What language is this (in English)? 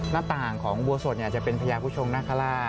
Thai